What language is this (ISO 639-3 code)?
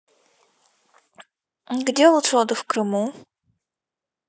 rus